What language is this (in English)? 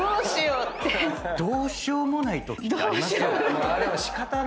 Japanese